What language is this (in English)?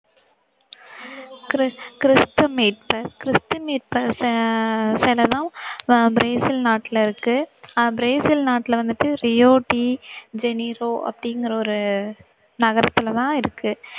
Tamil